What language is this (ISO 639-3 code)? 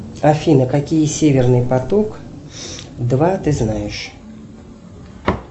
rus